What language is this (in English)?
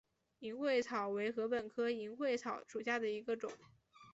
Chinese